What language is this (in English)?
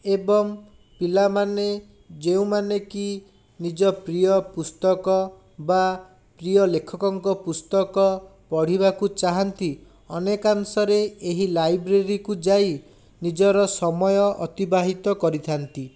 Odia